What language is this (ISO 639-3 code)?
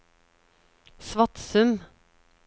nor